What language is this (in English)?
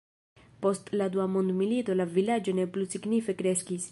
Esperanto